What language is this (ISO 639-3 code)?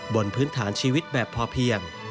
tha